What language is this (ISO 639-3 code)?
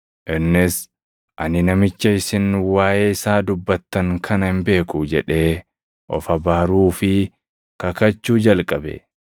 orm